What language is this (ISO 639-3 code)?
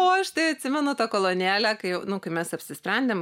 lit